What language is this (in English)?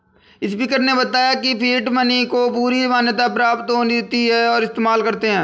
Hindi